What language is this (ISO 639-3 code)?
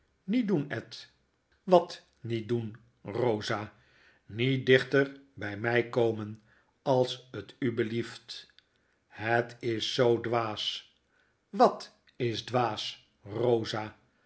nld